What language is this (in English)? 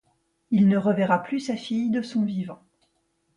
French